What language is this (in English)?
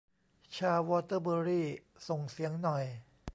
Thai